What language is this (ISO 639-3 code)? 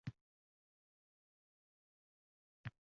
uzb